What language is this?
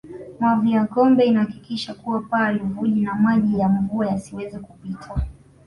Swahili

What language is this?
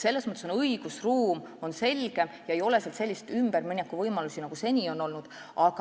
Estonian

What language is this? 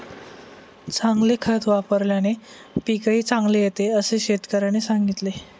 Marathi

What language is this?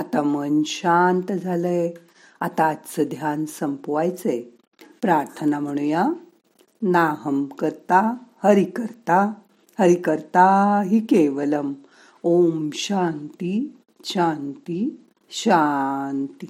Marathi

